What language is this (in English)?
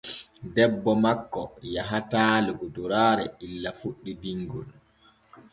Borgu Fulfulde